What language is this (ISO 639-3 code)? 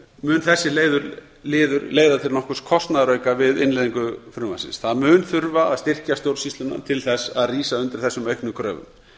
isl